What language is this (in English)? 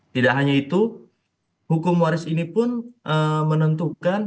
Indonesian